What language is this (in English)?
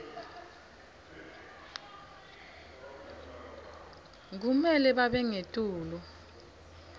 Swati